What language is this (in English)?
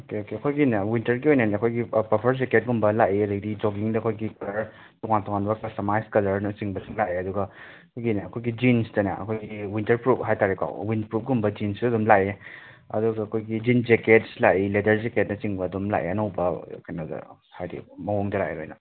Manipuri